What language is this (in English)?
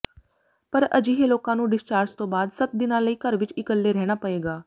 Punjabi